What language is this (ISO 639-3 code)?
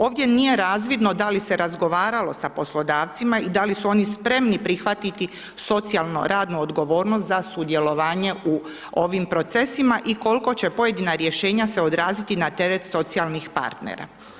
hrv